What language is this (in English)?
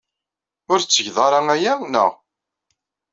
Kabyle